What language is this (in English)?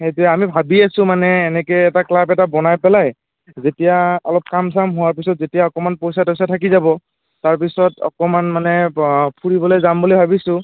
Assamese